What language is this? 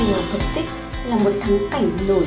Vietnamese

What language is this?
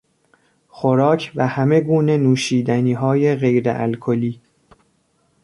Persian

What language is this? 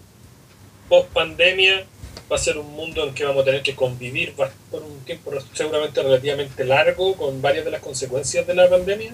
Spanish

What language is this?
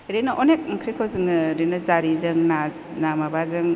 Bodo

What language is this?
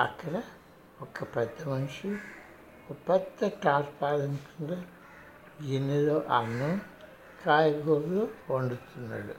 Telugu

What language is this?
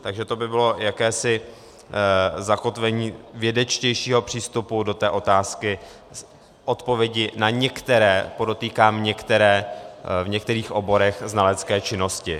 Czech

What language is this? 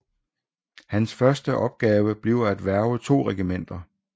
Danish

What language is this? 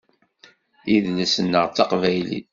Kabyle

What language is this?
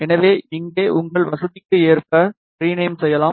Tamil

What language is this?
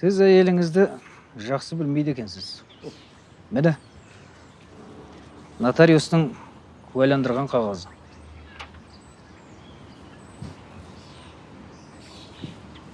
Russian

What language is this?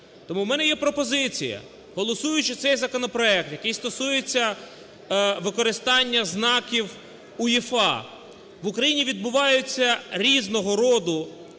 Ukrainian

